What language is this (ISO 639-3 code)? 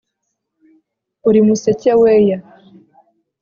kin